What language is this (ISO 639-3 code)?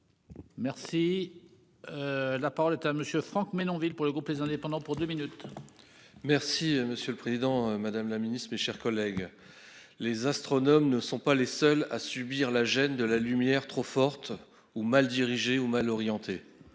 fra